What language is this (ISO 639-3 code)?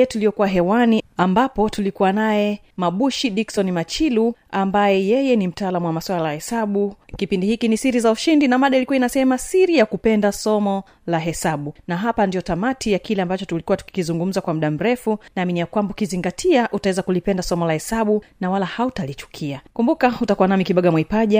swa